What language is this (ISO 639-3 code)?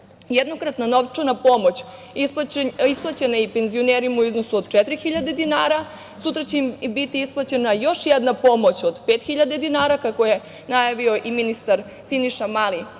srp